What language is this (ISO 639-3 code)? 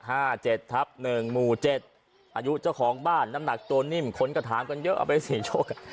tha